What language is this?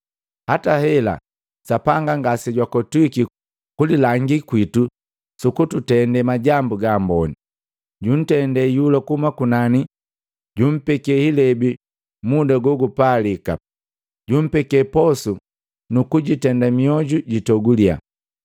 Matengo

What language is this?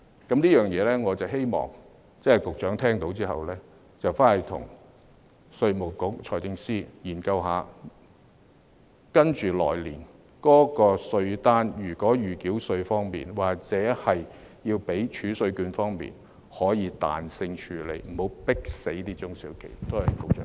Cantonese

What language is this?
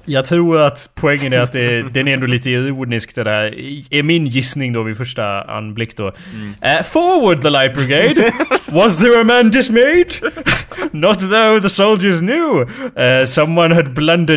Swedish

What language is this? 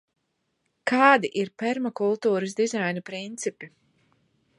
Latvian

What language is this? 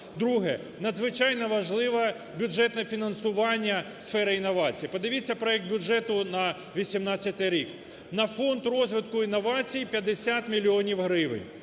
Ukrainian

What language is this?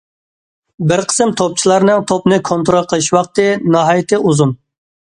Uyghur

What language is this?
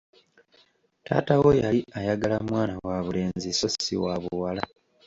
Ganda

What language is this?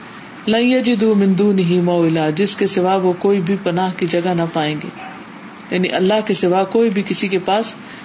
Urdu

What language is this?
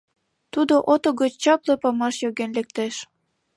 Mari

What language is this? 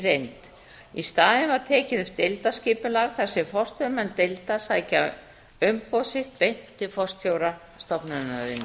Icelandic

